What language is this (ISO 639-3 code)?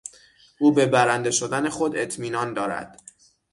fas